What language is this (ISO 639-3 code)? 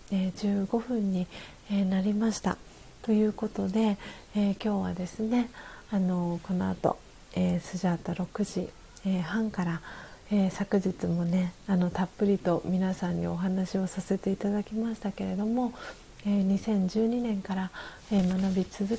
jpn